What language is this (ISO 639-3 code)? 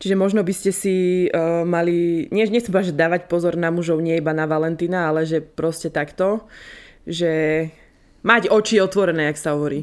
slk